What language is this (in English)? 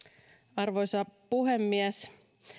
Finnish